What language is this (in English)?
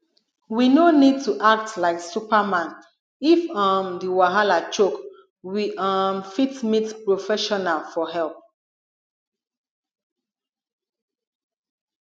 Nigerian Pidgin